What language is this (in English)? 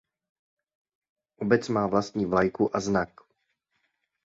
Czech